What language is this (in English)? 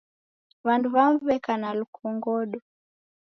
Taita